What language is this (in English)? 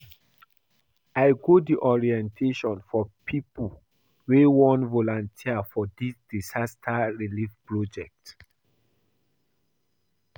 Nigerian Pidgin